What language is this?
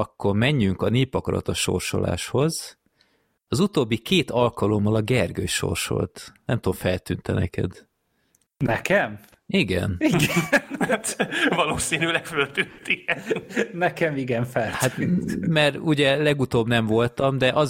Hungarian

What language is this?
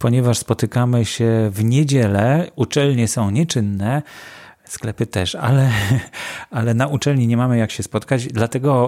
Polish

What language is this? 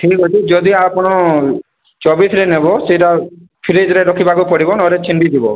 Odia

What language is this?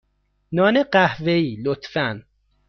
Persian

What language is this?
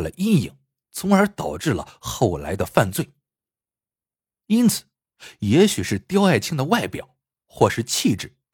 Chinese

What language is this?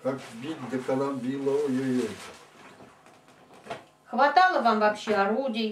Russian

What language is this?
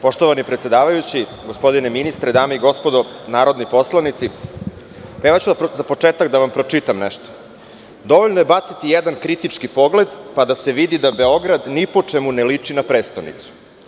Serbian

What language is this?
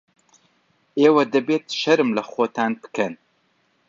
Central Kurdish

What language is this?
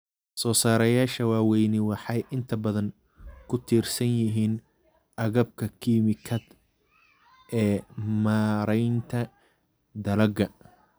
Somali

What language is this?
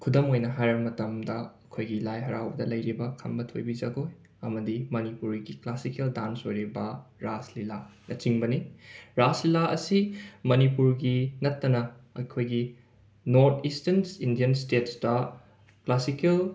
Manipuri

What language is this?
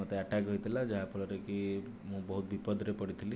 Odia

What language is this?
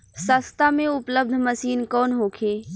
Bhojpuri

